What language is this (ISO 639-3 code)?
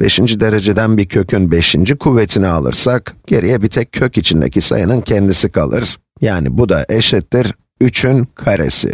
tur